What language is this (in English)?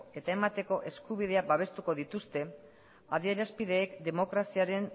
Basque